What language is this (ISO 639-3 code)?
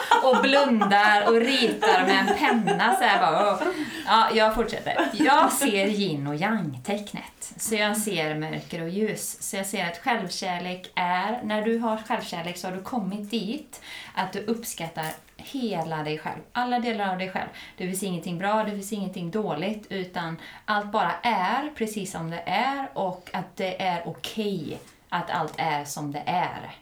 swe